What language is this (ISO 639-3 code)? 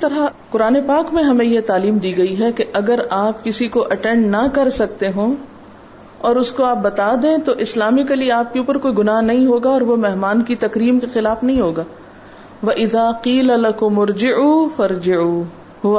urd